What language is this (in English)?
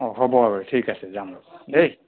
Assamese